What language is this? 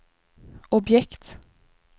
Swedish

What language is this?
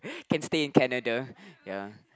English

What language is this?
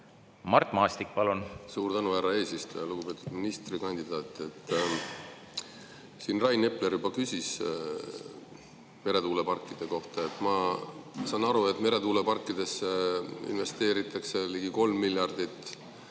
Estonian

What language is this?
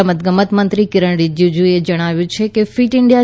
Gujarati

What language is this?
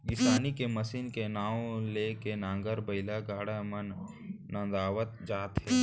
Chhattisgarhi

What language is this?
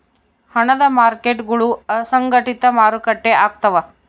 Kannada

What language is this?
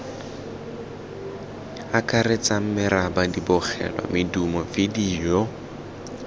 Tswana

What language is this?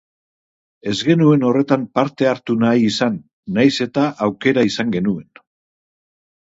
Basque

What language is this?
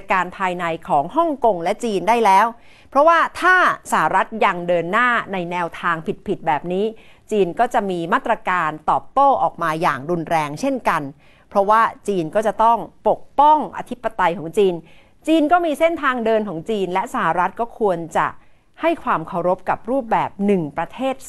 Thai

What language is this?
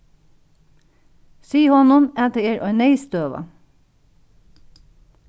Faroese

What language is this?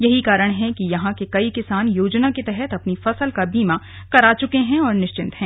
Hindi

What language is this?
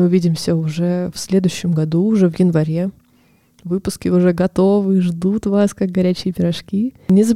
Russian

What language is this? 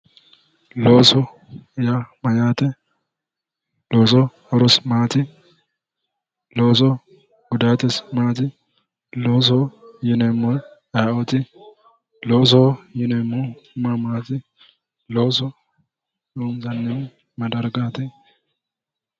Sidamo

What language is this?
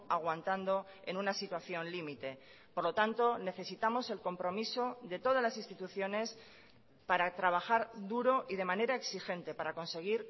Spanish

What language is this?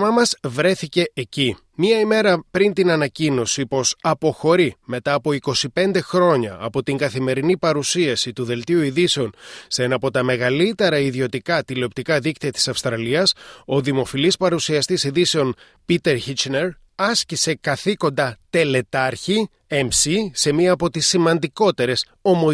Greek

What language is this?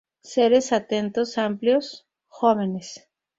Spanish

